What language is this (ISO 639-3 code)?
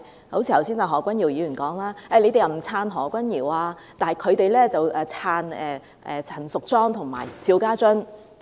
yue